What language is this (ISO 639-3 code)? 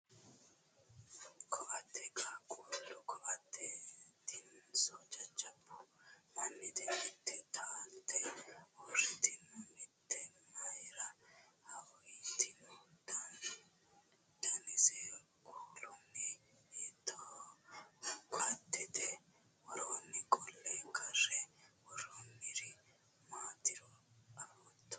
sid